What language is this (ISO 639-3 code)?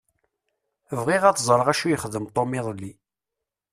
kab